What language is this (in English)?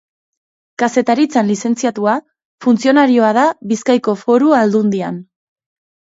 Basque